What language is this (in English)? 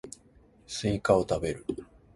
Japanese